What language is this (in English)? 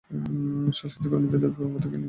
Bangla